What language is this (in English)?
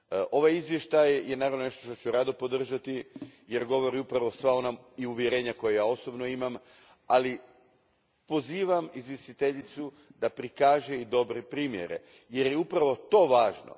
Croatian